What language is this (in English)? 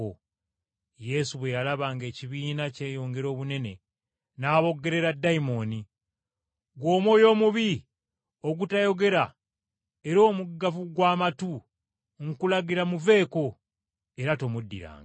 Ganda